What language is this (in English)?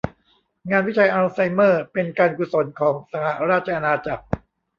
Thai